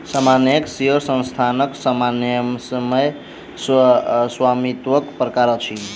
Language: Maithili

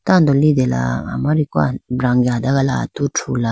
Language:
Idu-Mishmi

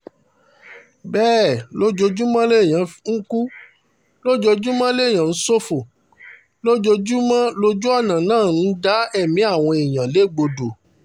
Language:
Yoruba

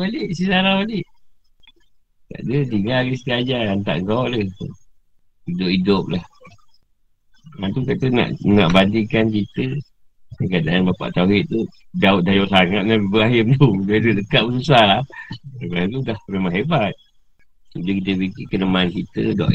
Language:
Malay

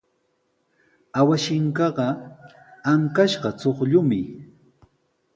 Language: Sihuas Ancash Quechua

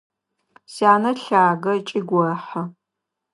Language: Adyghe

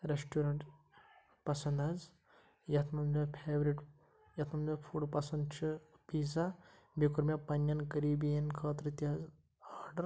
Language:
Kashmiri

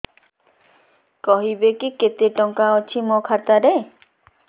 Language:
Odia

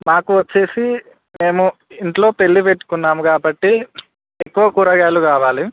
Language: Telugu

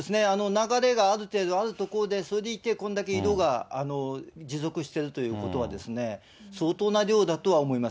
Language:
Japanese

